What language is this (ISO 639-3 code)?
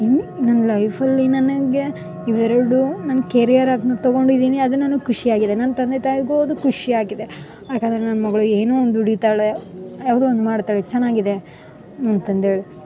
kan